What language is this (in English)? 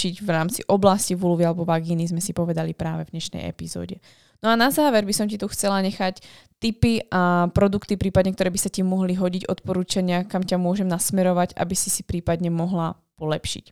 Slovak